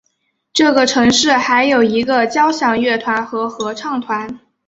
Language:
Chinese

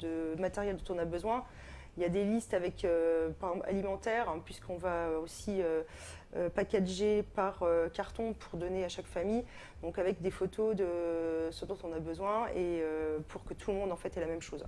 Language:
French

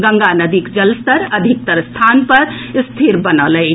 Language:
Maithili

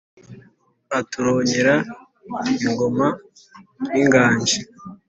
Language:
Kinyarwanda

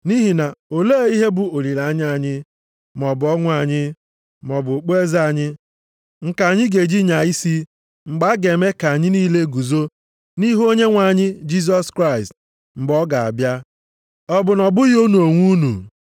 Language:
Igbo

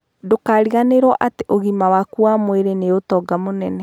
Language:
Kikuyu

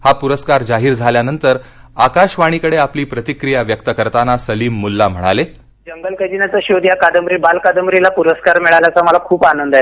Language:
Marathi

